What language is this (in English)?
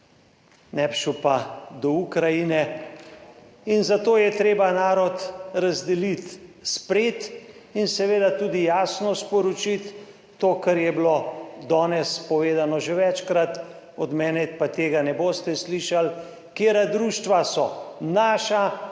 Slovenian